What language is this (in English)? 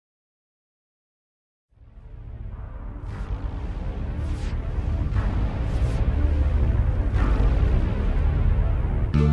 Sinhala